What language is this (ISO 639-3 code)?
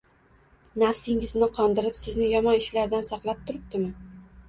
uzb